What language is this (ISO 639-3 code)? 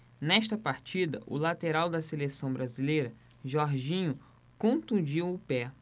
por